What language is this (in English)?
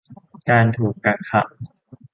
Thai